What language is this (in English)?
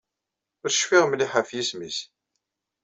Kabyle